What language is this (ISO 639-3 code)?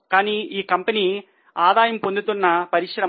tel